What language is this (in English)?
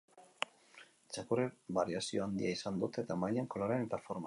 Basque